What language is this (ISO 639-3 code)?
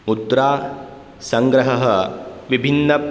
san